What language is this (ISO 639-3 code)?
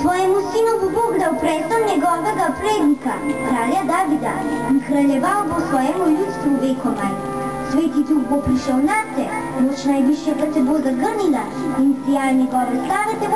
ell